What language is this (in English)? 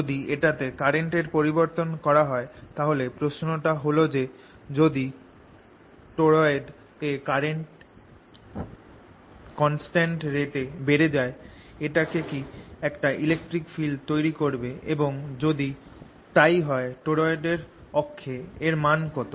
Bangla